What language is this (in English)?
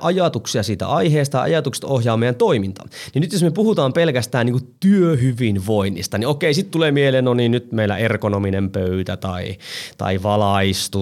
Finnish